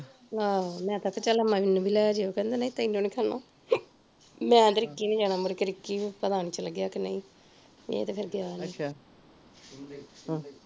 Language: Punjabi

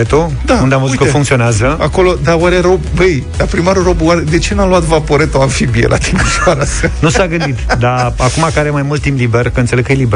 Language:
Romanian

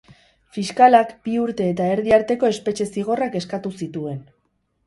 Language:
Basque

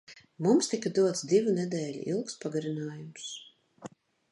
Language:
Latvian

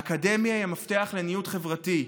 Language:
Hebrew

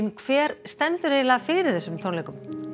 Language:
Icelandic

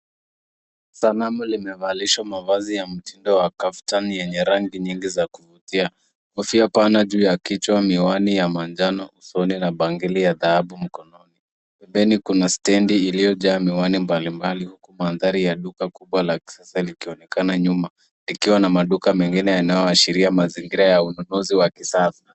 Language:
Swahili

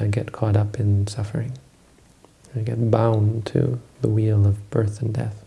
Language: English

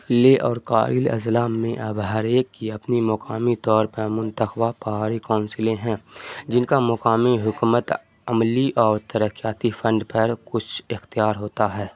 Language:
Urdu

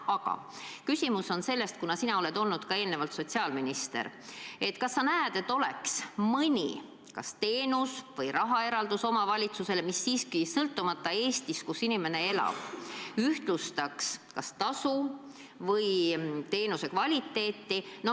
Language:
Estonian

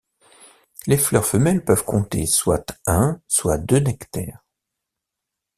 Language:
French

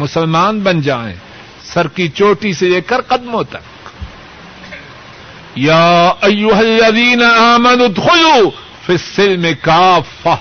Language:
Urdu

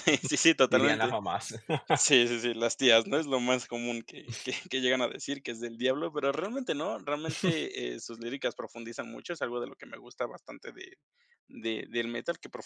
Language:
Spanish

